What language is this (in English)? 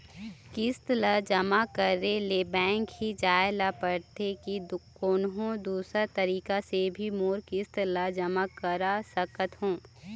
Chhattisgarhi